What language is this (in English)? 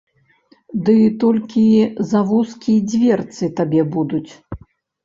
Belarusian